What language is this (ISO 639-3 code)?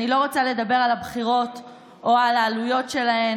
heb